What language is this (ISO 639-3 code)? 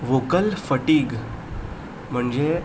kok